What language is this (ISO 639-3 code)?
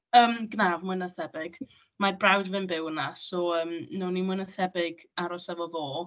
cym